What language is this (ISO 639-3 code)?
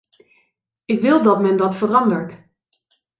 nld